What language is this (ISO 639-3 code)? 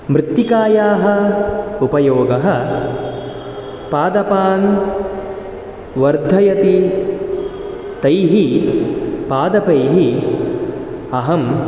san